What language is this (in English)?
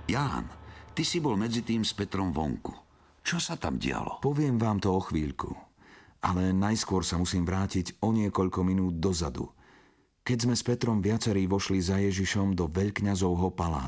Slovak